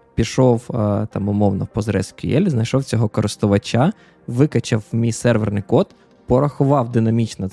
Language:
Ukrainian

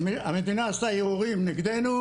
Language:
Hebrew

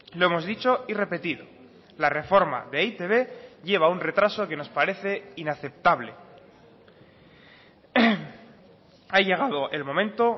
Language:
Spanish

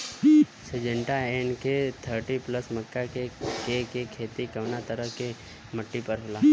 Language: Bhojpuri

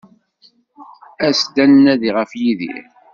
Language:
Kabyle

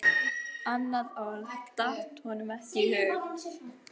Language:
Icelandic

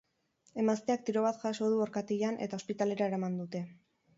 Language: Basque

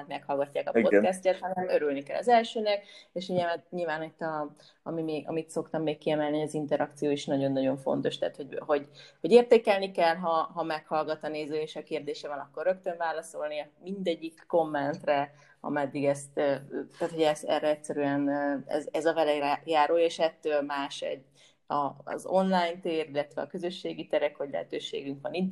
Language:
Hungarian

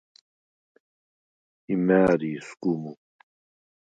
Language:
Svan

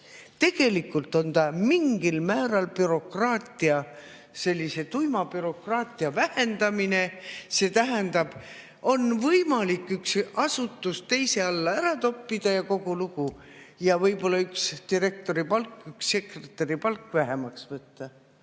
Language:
Estonian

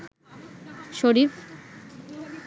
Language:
Bangla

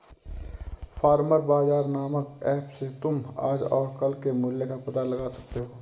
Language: Hindi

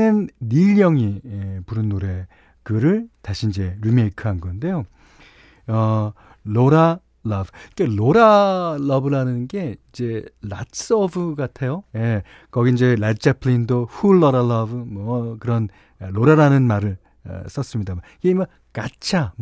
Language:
Korean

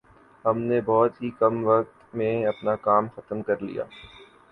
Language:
Urdu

